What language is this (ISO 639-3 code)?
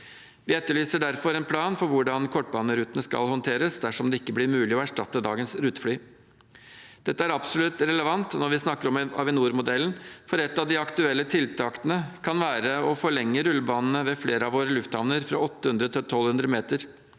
nor